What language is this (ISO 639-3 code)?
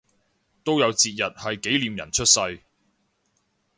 yue